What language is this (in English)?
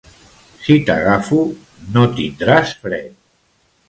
Catalan